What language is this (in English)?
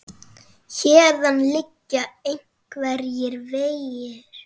Icelandic